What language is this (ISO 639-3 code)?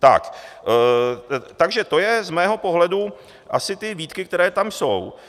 ces